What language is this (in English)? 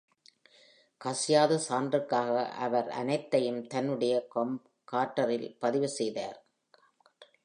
Tamil